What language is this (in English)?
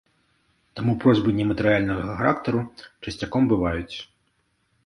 Belarusian